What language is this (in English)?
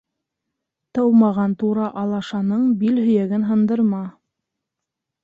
Bashkir